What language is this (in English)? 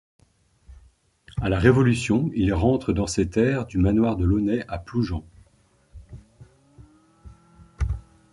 French